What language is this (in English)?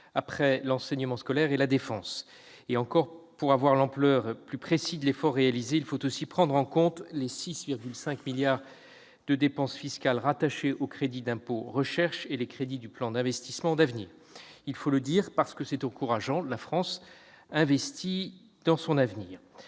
French